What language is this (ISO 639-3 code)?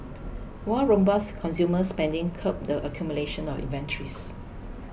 eng